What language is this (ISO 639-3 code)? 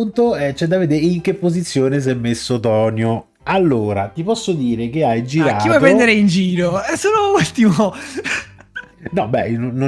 ita